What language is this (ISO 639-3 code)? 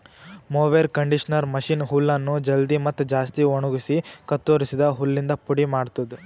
kan